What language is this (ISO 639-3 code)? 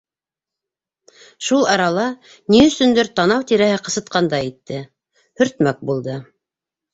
bak